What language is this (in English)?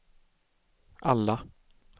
Swedish